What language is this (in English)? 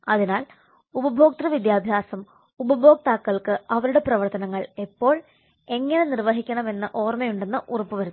Malayalam